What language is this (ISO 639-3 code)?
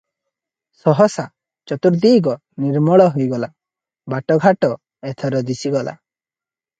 ori